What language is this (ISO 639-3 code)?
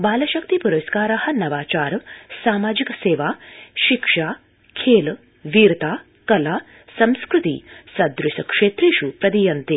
san